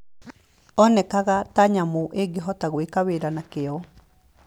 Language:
Kikuyu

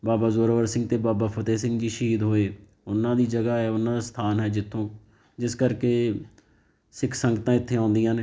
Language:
Punjabi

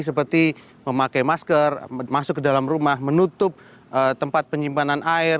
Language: Indonesian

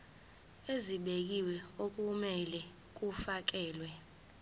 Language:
Zulu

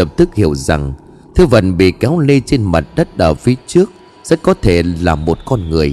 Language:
Vietnamese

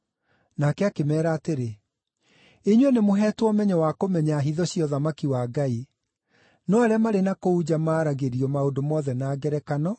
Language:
Kikuyu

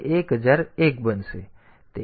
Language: Gujarati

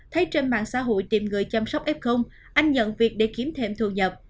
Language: Vietnamese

